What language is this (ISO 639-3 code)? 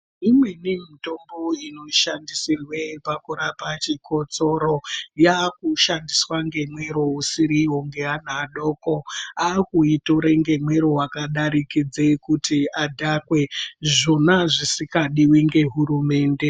ndc